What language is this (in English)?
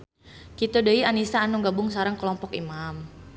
Sundanese